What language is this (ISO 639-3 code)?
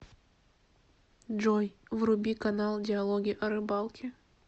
rus